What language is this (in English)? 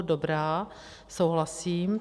Czech